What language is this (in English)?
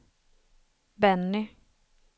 Swedish